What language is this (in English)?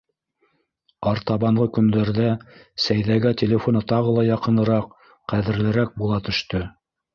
Bashkir